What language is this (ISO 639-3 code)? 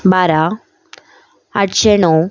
kok